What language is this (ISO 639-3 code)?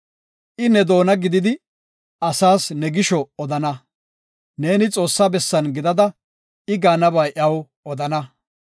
gof